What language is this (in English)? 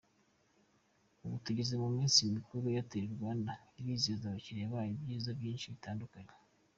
Kinyarwanda